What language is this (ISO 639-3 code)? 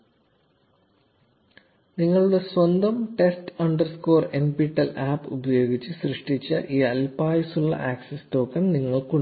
mal